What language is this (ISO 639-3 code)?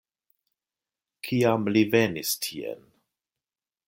epo